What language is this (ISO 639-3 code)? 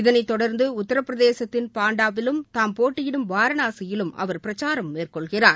tam